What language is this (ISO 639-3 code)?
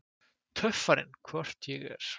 isl